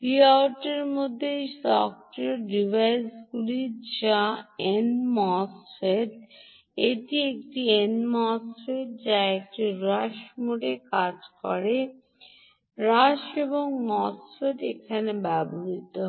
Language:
Bangla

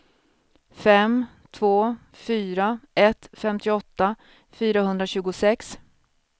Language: Swedish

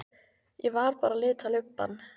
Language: Icelandic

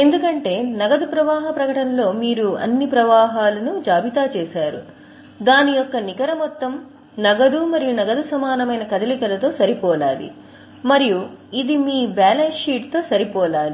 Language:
Telugu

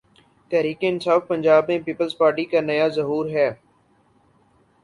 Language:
Urdu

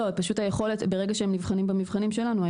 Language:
Hebrew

